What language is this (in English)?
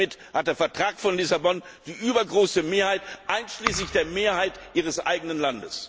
German